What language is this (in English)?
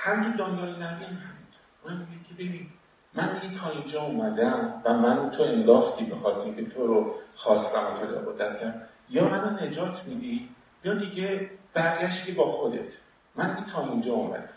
Persian